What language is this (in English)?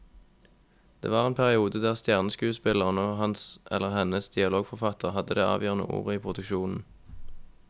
Norwegian